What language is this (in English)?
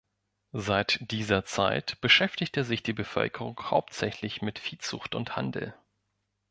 German